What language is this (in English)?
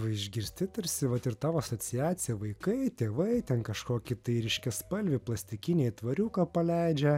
Lithuanian